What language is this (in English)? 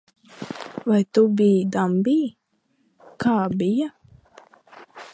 Latvian